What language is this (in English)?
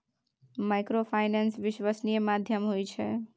Maithili